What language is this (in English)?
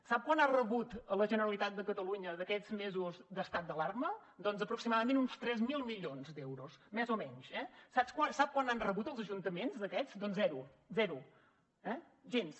Catalan